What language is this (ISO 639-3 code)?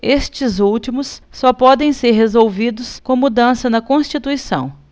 por